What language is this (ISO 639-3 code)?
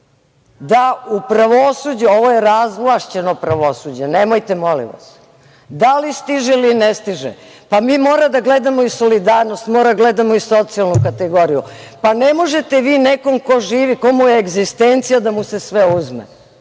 srp